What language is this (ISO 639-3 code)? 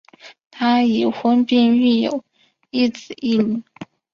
zho